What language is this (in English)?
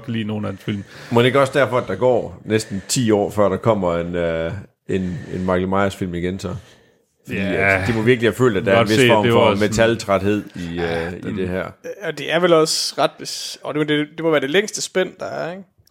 Danish